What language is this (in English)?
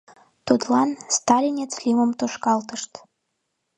Mari